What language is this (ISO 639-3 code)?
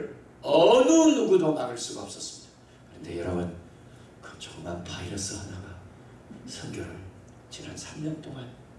kor